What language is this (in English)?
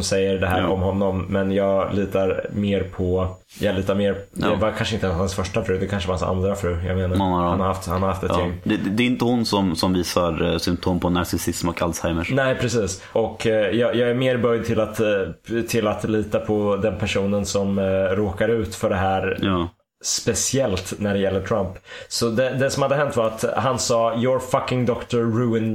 Swedish